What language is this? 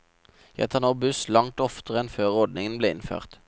Norwegian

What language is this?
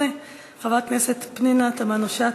Hebrew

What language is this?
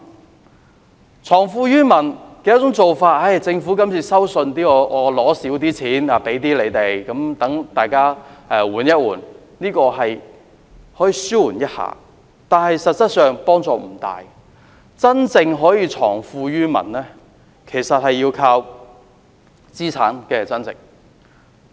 Cantonese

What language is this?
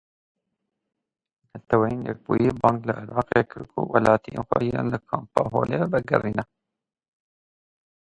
Kurdish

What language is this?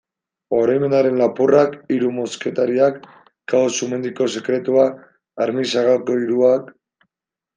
Basque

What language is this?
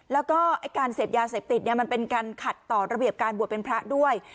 Thai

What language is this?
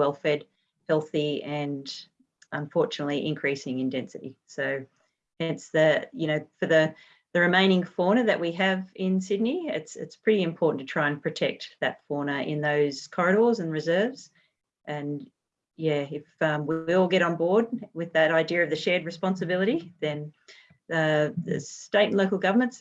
English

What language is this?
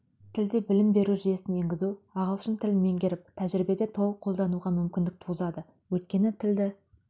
Kazakh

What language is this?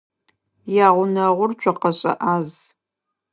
Adyghe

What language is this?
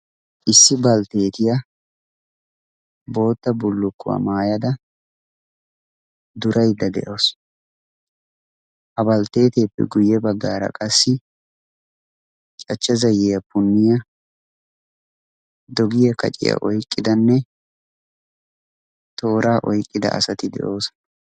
Wolaytta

